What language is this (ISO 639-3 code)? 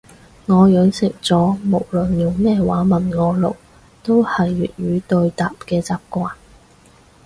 yue